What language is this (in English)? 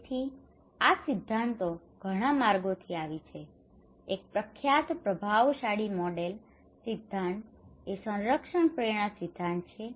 Gujarati